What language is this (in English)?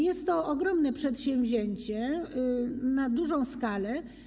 Polish